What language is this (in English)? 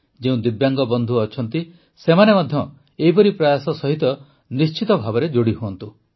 Odia